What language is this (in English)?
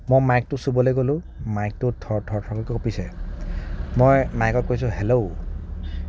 Assamese